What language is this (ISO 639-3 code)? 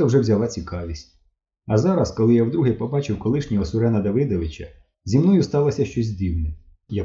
ukr